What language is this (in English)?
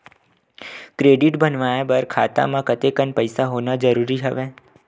Chhattisgarhi